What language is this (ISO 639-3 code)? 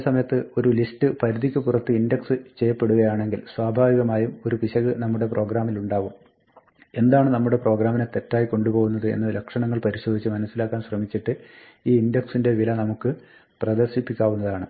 mal